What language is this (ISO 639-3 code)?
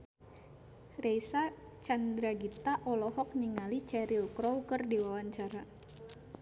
sun